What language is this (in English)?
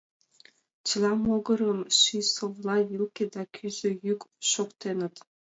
Mari